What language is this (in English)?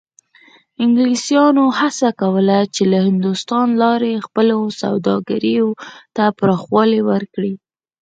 Pashto